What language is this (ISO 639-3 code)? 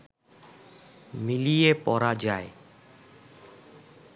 ben